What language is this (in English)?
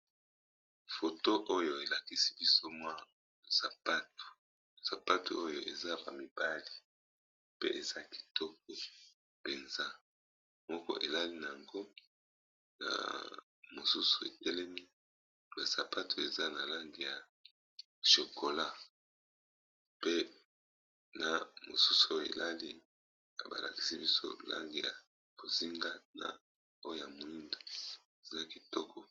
Lingala